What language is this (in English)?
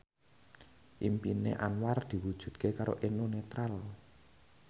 Javanese